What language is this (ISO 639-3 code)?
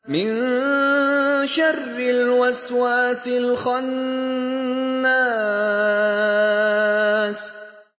ara